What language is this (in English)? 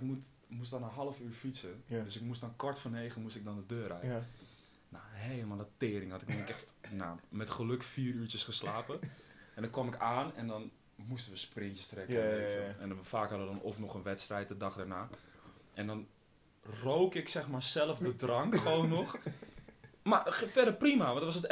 Dutch